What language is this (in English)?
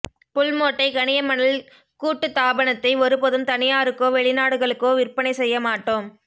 Tamil